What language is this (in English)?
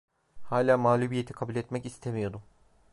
Turkish